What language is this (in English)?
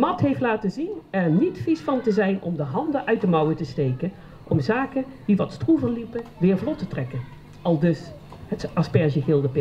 Dutch